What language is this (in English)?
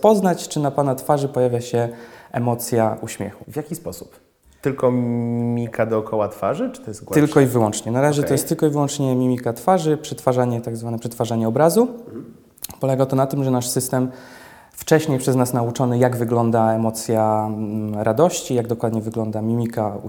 Polish